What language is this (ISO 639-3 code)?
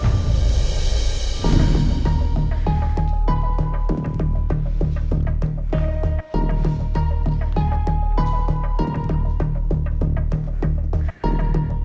ind